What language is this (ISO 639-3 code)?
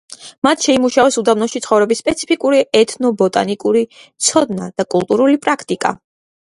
kat